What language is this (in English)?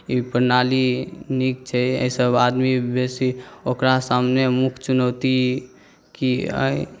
Maithili